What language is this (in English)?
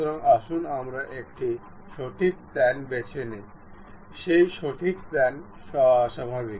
Bangla